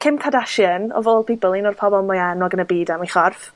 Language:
Welsh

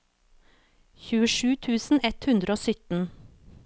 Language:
Norwegian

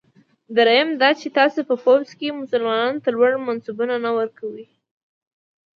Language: Pashto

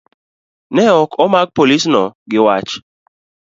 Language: Luo (Kenya and Tanzania)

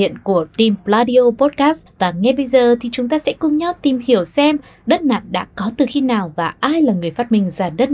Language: Vietnamese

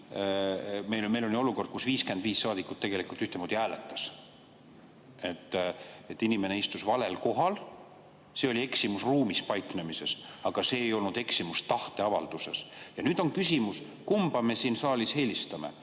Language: Estonian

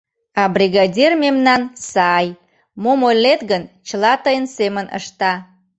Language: Mari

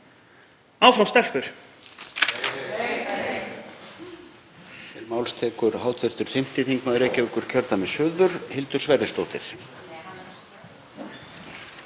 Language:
Icelandic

